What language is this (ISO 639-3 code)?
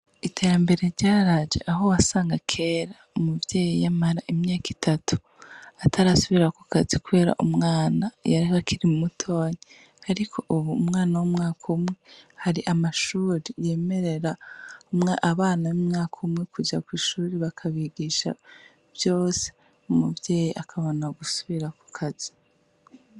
run